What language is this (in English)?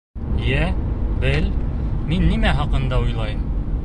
Bashkir